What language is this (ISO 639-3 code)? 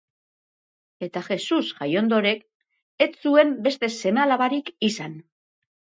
eus